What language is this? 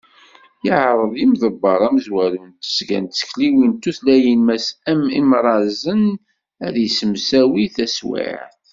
Kabyle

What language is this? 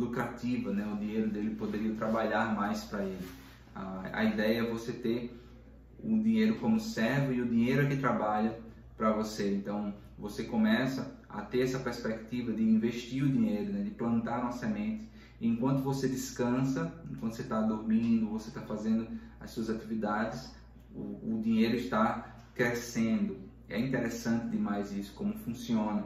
Portuguese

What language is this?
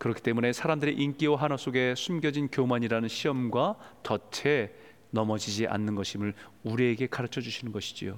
Korean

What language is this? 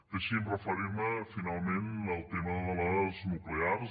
Catalan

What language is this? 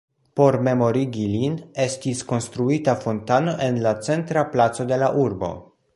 Esperanto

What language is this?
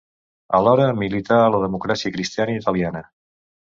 Catalan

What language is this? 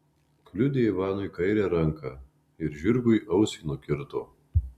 Lithuanian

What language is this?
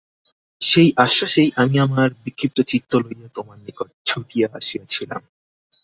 Bangla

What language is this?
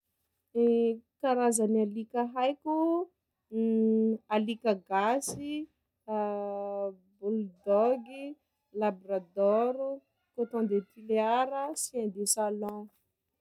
Sakalava Malagasy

